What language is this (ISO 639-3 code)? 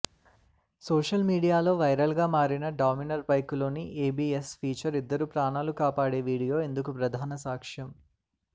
tel